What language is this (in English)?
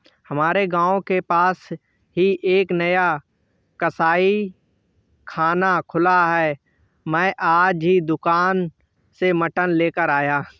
Hindi